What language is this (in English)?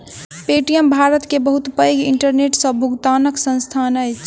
Maithili